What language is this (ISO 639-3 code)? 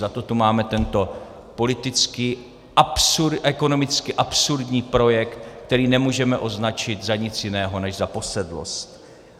ces